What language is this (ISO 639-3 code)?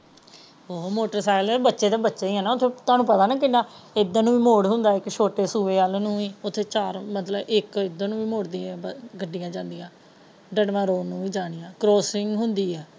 pan